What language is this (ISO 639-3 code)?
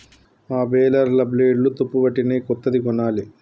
tel